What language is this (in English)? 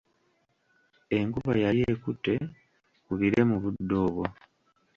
Ganda